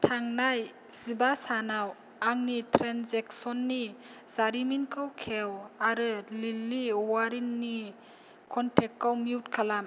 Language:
Bodo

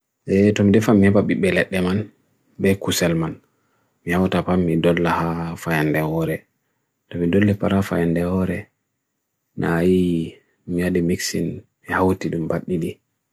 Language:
Bagirmi Fulfulde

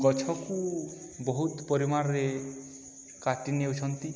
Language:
Odia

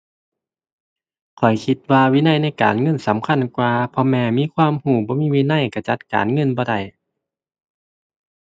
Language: Thai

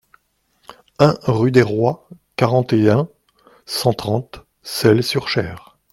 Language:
French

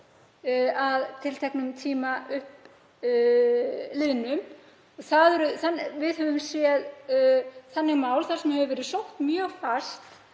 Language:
Icelandic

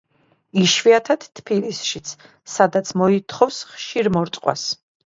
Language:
Georgian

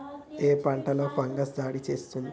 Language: Telugu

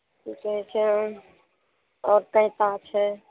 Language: Maithili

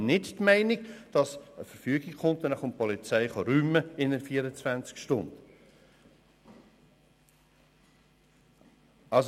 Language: Swiss German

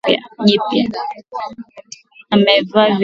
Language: Swahili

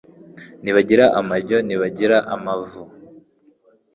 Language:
Kinyarwanda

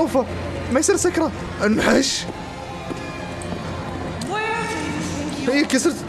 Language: Arabic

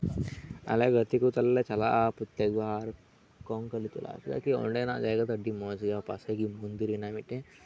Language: Santali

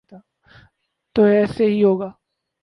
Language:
Urdu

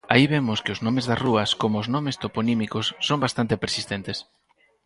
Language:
Galician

